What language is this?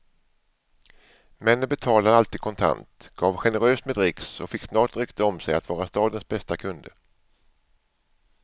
Swedish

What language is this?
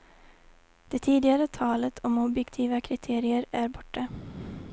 Swedish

